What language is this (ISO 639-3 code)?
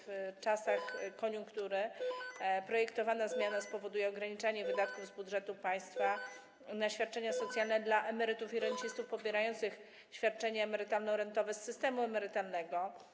pol